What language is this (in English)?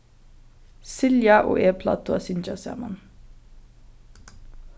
Faroese